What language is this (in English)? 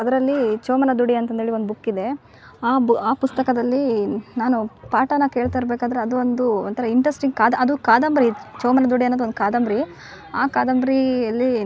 Kannada